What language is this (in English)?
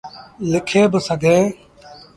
Sindhi Bhil